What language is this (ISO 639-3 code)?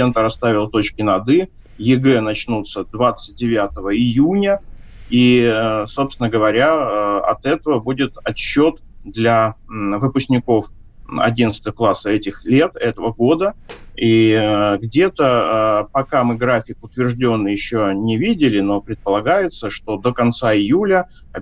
rus